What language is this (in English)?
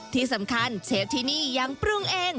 Thai